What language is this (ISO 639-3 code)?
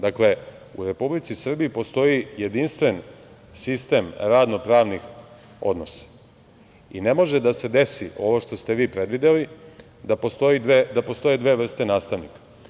srp